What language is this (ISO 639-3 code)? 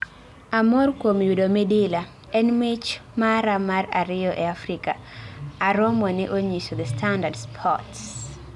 luo